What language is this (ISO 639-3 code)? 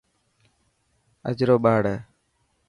mki